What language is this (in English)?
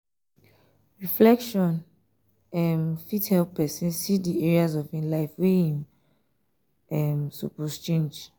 Nigerian Pidgin